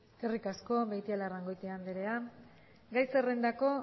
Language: Basque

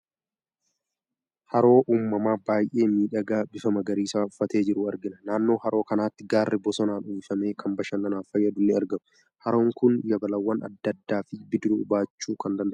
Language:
Oromo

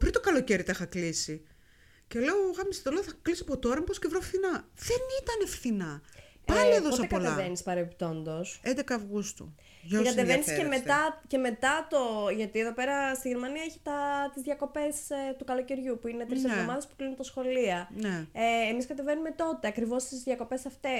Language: Greek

